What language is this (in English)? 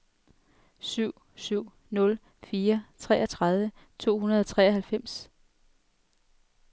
Danish